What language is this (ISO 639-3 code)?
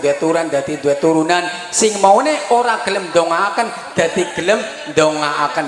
ind